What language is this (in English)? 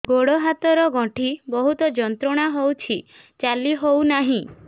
Odia